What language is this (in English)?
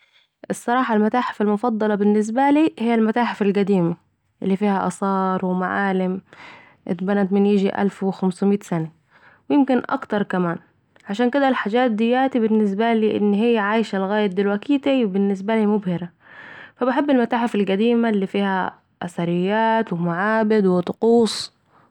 Saidi Arabic